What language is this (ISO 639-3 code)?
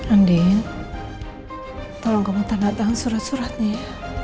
ind